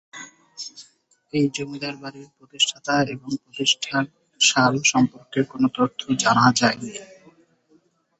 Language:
Bangla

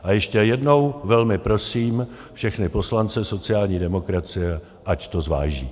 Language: Czech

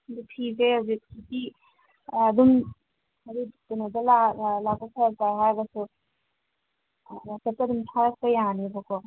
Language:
Manipuri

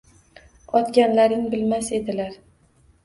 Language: Uzbek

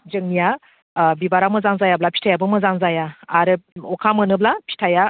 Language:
Bodo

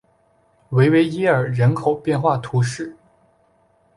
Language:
Chinese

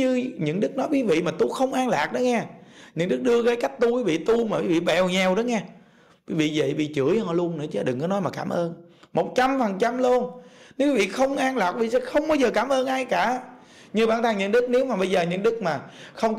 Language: Vietnamese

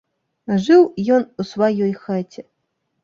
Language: Belarusian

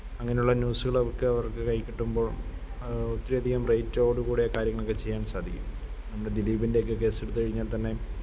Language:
Malayalam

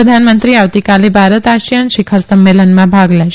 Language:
Gujarati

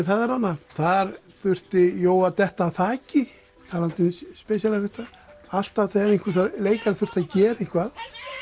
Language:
Icelandic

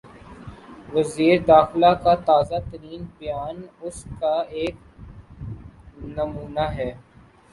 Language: Urdu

